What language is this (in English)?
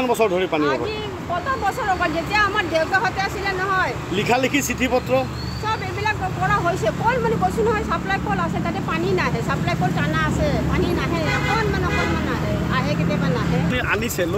Hindi